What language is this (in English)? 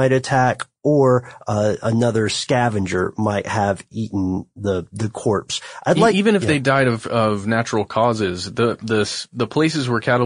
English